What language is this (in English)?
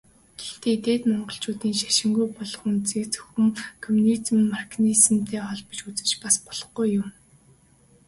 Mongolian